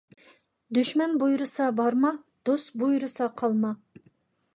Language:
Uyghur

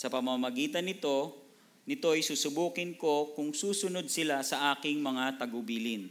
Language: Filipino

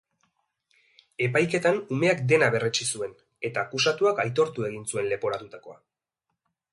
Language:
Basque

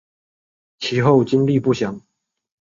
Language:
Chinese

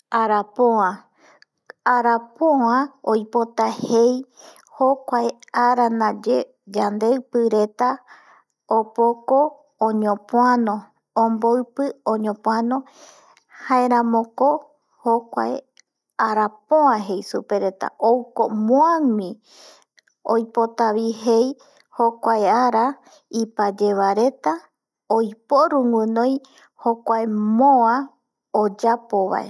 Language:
Eastern Bolivian Guaraní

